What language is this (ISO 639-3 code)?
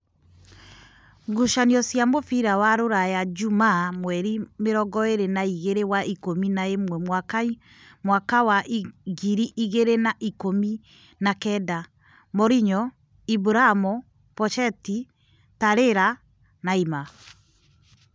kik